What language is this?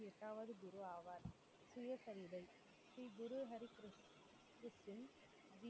Tamil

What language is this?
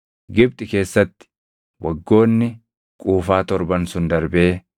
Oromo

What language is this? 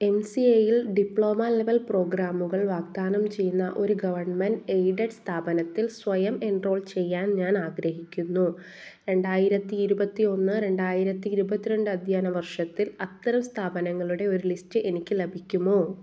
Malayalam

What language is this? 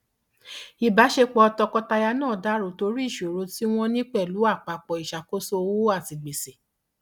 Yoruba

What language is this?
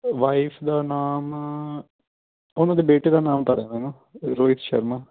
Punjabi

